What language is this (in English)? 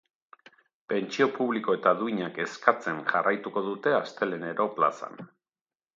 Basque